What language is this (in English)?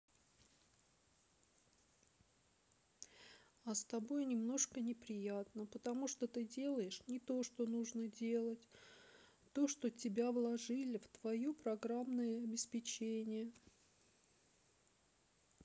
Russian